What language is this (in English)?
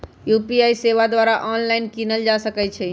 Magahi